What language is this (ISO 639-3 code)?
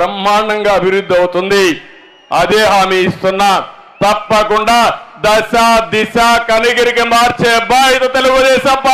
tel